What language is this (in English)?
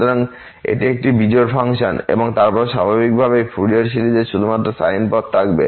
Bangla